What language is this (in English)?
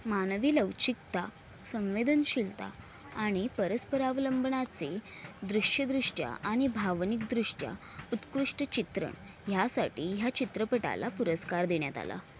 Marathi